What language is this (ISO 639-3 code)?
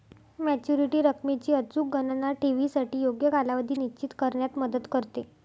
mar